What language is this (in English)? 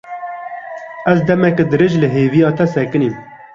Kurdish